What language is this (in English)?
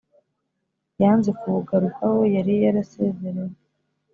Kinyarwanda